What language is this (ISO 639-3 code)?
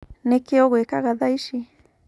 kik